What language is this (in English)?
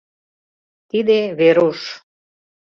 Mari